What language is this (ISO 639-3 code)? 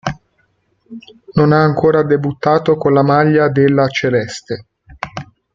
ita